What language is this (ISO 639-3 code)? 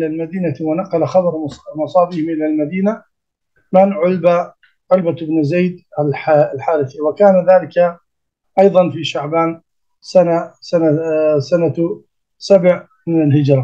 ara